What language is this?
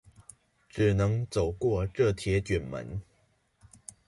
Chinese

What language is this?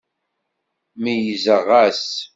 Kabyle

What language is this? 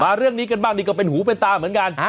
Thai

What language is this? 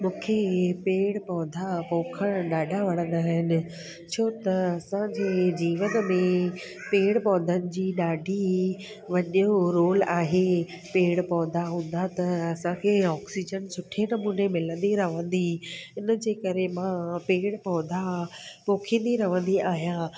Sindhi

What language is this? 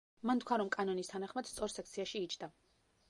Georgian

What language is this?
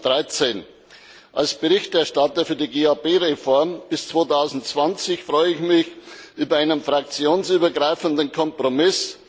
German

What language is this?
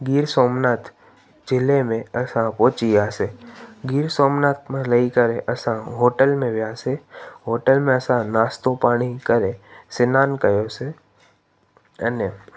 Sindhi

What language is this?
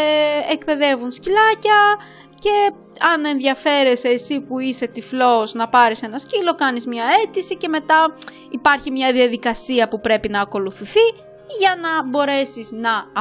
Greek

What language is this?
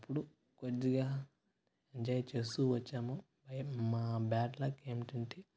Telugu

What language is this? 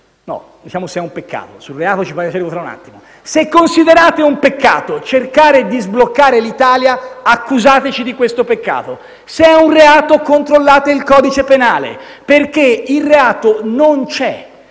Italian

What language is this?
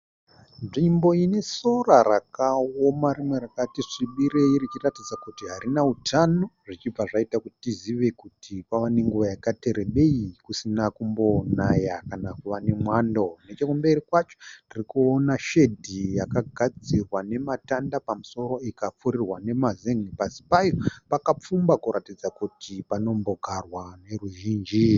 Shona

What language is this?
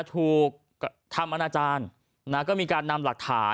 Thai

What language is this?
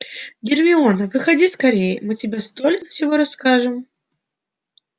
Russian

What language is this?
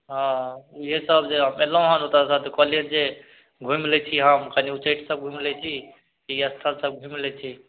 Maithili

